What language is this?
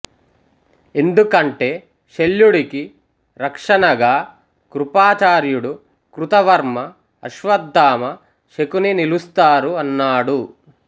Telugu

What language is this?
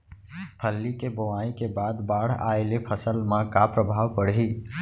Chhattisgarhi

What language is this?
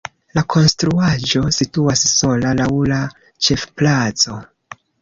Esperanto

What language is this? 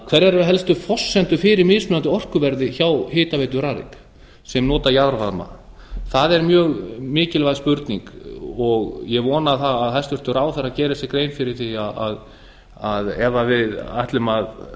Icelandic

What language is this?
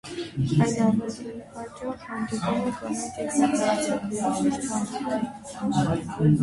Armenian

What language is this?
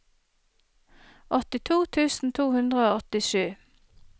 Norwegian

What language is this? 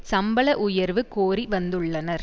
Tamil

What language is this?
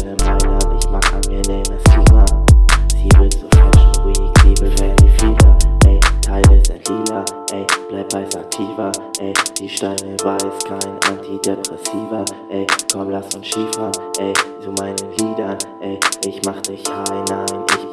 German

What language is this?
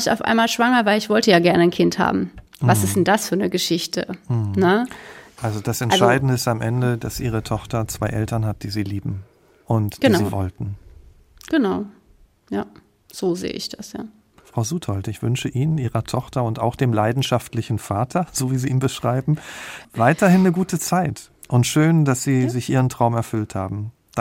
German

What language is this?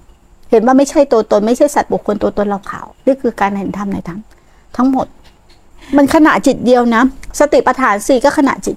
Thai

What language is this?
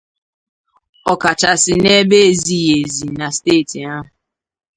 Igbo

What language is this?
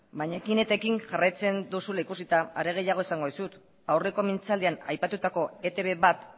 Basque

